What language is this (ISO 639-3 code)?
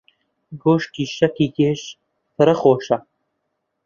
ckb